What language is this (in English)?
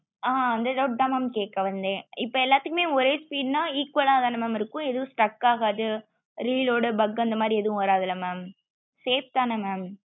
Tamil